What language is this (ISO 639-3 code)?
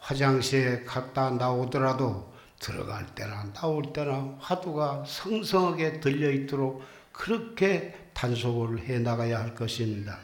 kor